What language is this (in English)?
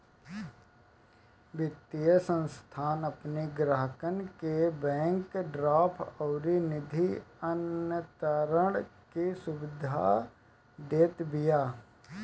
Bhojpuri